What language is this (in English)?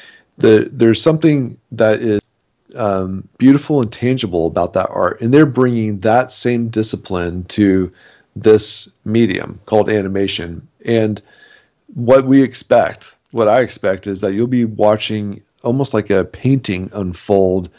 English